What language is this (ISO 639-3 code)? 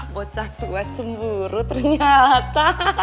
ind